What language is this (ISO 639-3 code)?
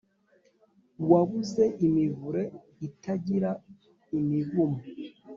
kin